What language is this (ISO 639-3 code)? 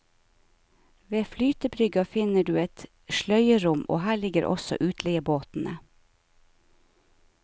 nor